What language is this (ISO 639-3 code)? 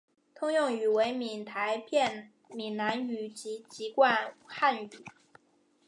zho